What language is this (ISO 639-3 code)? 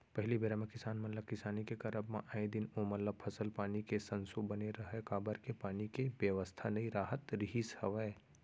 hne